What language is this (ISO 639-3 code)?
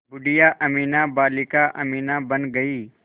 hin